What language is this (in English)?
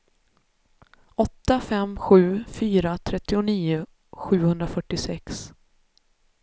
Swedish